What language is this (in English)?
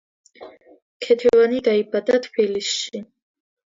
Georgian